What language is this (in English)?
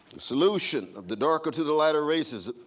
English